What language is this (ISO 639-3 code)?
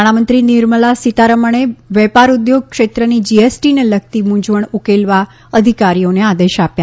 guj